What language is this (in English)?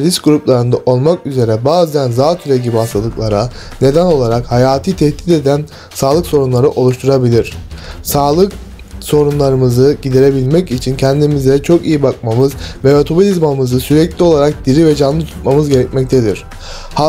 Turkish